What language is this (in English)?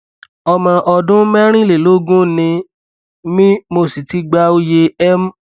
Yoruba